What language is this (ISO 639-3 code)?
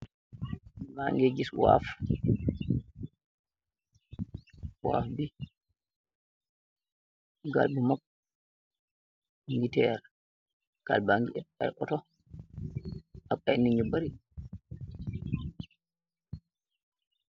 wol